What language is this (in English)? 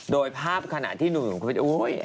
Thai